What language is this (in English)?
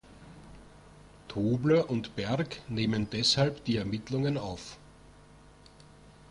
German